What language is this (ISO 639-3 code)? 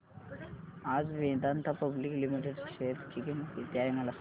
mar